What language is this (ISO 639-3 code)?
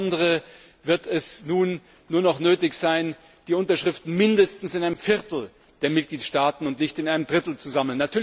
deu